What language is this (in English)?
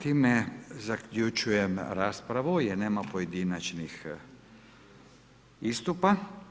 Croatian